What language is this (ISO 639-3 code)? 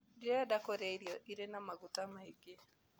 kik